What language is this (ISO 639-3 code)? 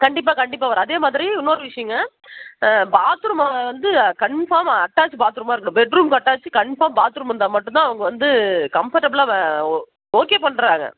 tam